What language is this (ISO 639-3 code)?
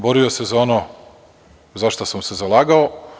srp